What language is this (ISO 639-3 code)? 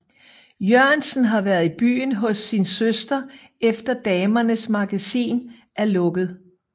dan